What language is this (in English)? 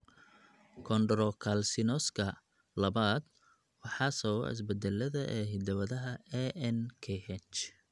Somali